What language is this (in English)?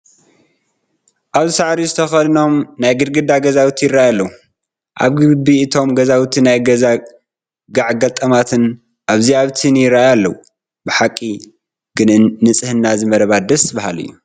Tigrinya